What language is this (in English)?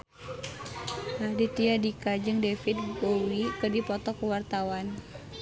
Sundanese